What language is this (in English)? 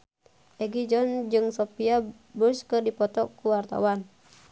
Sundanese